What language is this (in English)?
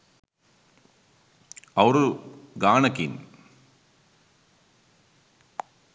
Sinhala